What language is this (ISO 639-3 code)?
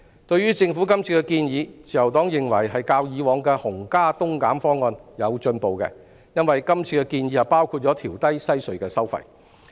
yue